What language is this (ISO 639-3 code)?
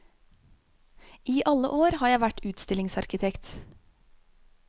nor